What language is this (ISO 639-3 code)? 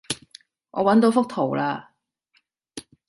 yue